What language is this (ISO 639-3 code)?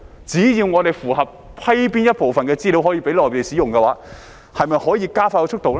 yue